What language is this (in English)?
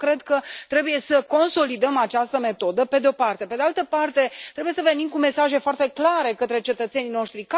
Romanian